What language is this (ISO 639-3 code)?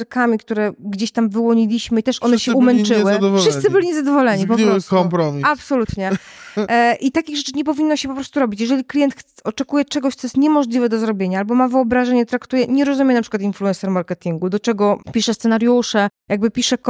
pol